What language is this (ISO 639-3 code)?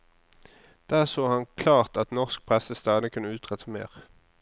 nor